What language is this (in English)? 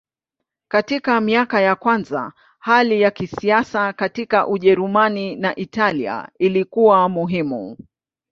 Swahili